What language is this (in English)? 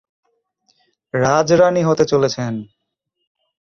Bangla